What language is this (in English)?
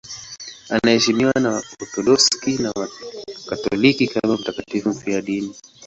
Swahili